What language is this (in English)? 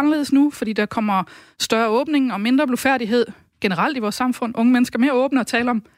Danish